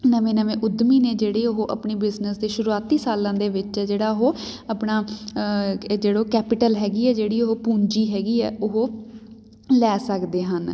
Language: Punjabi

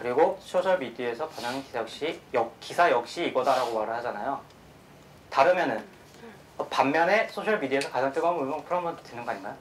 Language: Korean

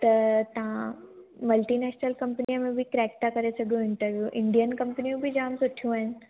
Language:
Sindhi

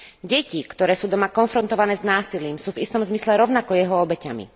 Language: Slovak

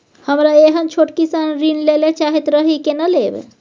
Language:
Maithili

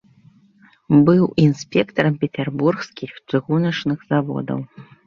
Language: Belarusian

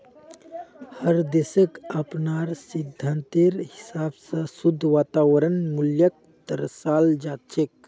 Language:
Magahi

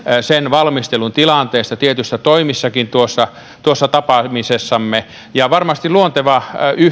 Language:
Finnish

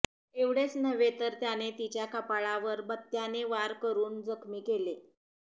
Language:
Marathi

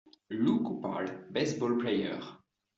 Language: English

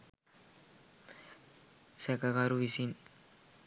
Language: Sinhala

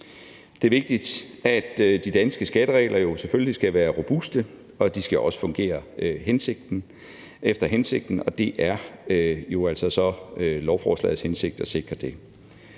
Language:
Danish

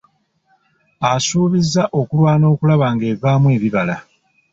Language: Ganda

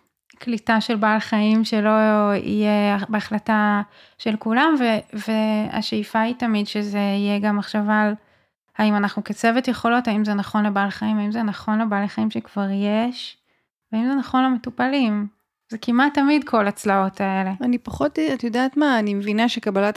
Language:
Hebrew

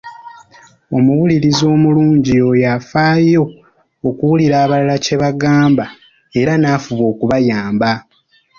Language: Ganda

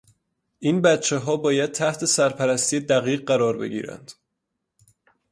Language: Persian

